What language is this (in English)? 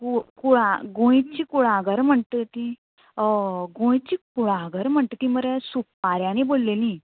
Konkani